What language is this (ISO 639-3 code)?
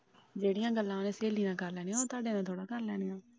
pan